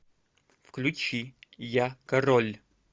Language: Russian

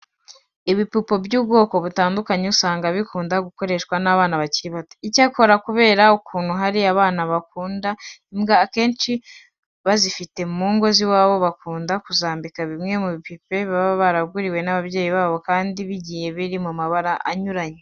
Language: Kinyarwanda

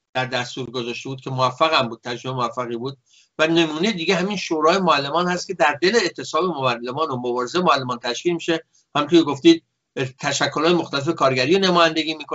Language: Persian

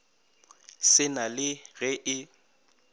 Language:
Northern Sotho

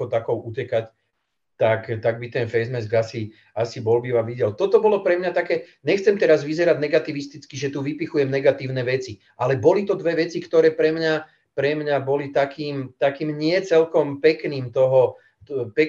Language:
Czech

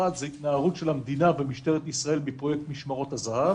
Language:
Hebrew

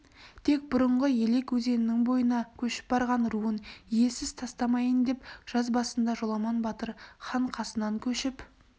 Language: Kazakh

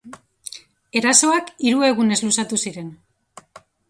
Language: Basque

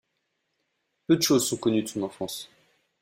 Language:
French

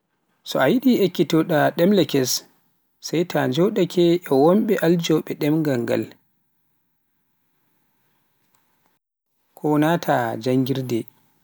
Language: Pular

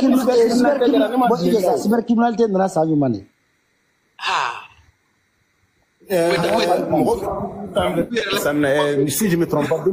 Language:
French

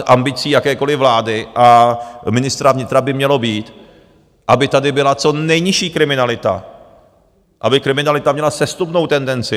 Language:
Czech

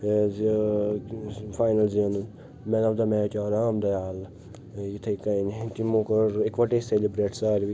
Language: Kashmiri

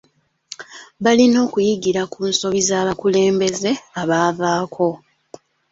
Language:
Ganda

